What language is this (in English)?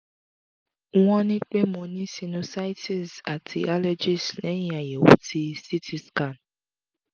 Yoruba